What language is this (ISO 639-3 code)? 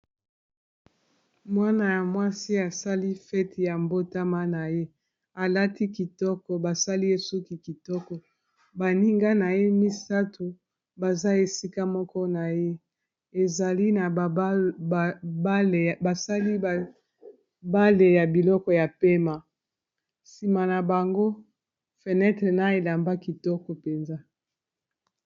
lin